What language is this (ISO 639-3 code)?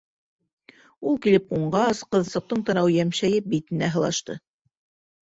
bak